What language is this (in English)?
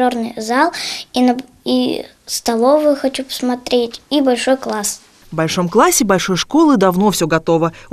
Russian